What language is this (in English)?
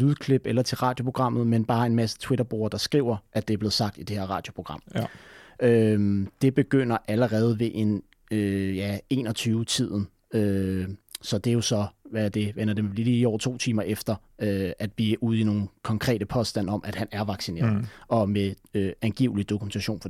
Danish